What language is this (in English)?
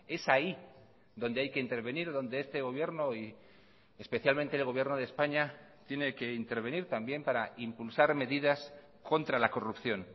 Spanish